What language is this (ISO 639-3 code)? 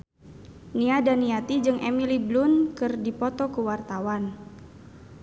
sun